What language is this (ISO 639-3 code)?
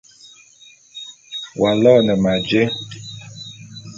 bum